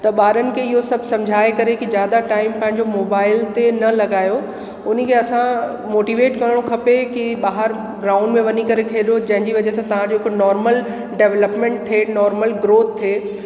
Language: Sindhi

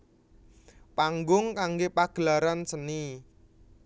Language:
Javanese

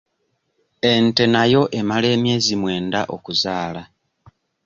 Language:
Ganda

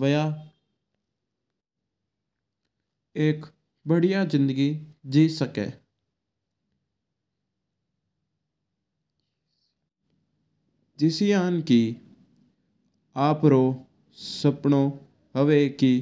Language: Mewari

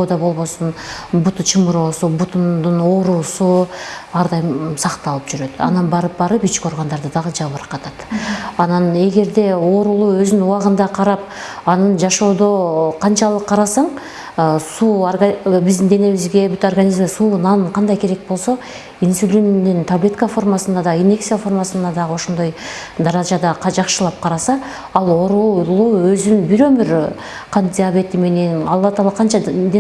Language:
Turkish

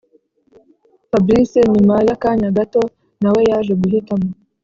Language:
Kinyarwanda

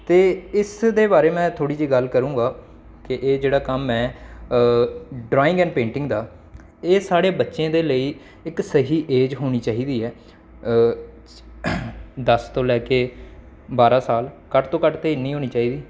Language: Dogri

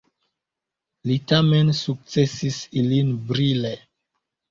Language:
Esperanto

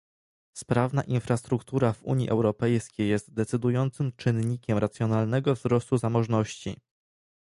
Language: Polish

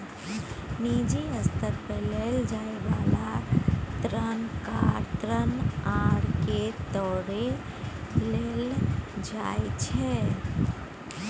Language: Maithili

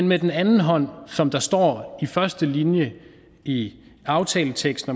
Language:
Danish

